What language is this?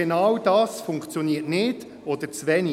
Swiss German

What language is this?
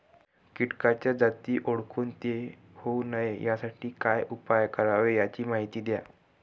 Marathi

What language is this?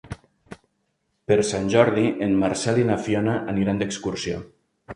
Catalan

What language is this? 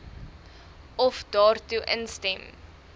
Afrikaans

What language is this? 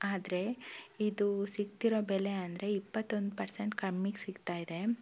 Kannada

